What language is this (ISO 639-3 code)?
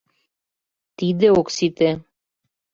chm